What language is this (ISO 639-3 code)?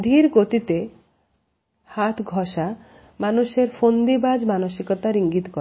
ben